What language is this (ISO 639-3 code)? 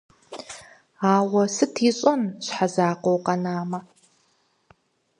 kbd